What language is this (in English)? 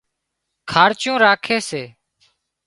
Wadiyara Koli